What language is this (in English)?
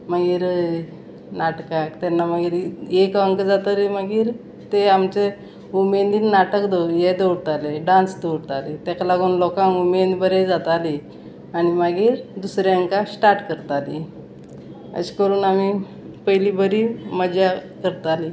Konkani